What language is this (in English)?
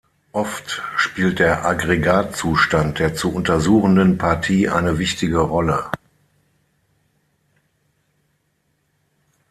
German